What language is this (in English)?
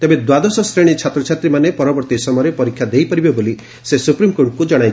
Odia